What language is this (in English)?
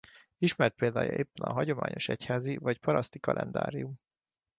Hungarian